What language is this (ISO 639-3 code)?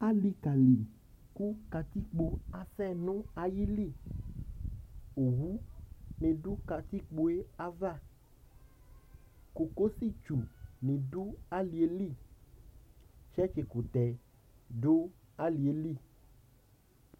kpo